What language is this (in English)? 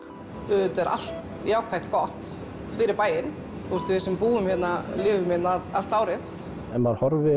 Icelandic